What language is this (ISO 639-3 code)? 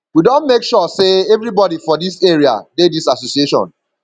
pcm